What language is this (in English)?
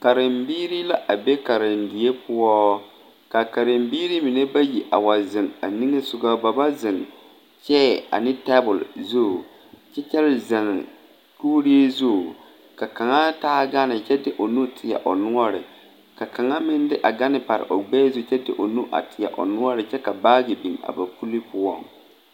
Southern Dagaare